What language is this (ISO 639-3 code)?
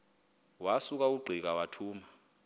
xho